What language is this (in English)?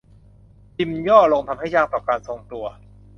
Thai